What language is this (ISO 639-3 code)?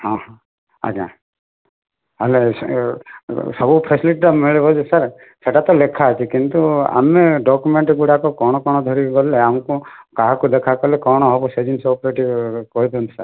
ori